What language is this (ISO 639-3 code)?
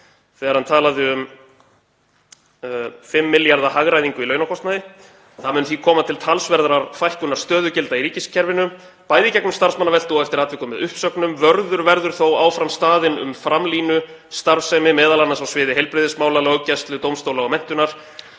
isl